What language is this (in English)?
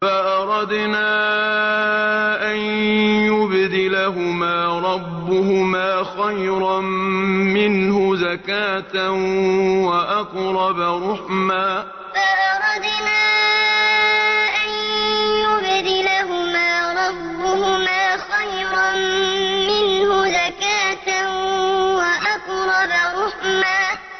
Arabic